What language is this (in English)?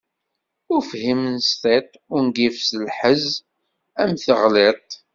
Kabyle